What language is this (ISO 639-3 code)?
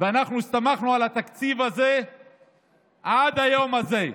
heb